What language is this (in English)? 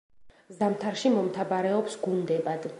Georgian